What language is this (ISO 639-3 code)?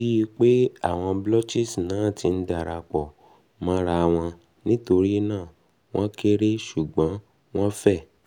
yor